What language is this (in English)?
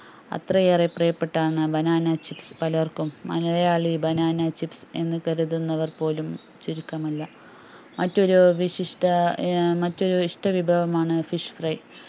Malayalam